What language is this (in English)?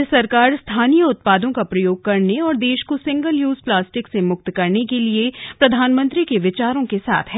Hindi